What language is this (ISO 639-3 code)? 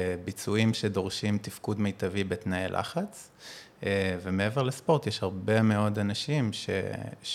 heb